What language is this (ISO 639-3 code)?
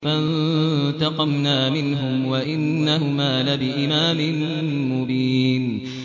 ara